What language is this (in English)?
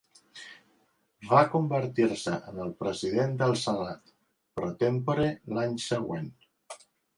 Catalan